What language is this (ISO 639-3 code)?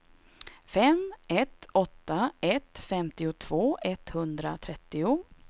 swe